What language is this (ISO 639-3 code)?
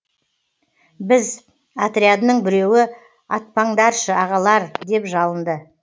kaz